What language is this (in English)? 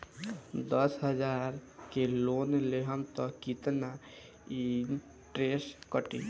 Bhojpuri